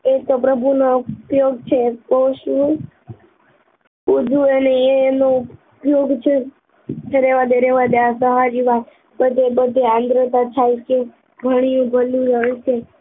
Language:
Gujarati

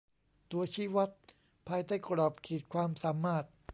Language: Thai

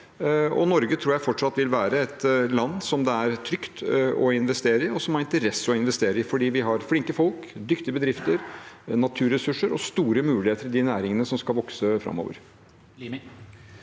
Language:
Norwegian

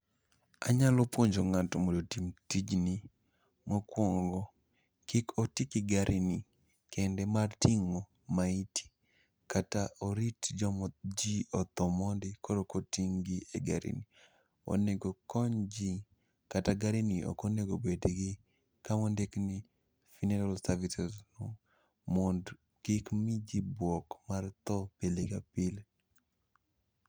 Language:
Luo (Kenya and Tanzania)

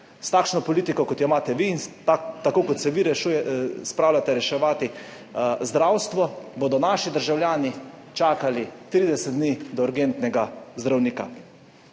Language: Slovenian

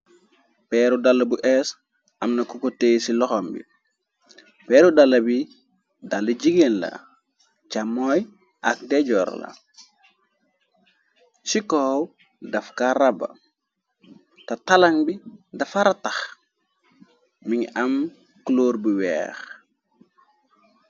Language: Wolof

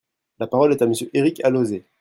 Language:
French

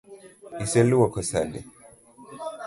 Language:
Luo (Kenya and Tanzania)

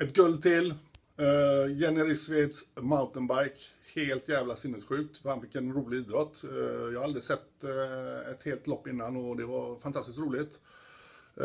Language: Swedish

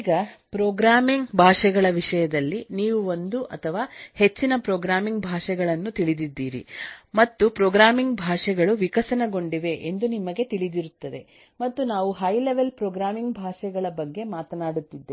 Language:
Kannada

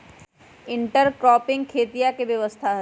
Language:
Magahi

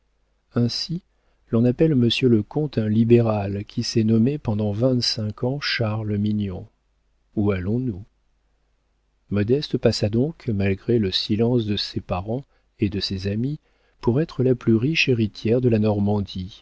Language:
French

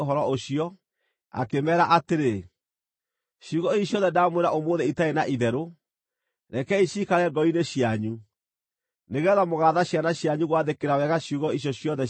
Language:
Kikuyu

